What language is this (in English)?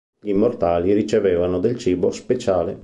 Italian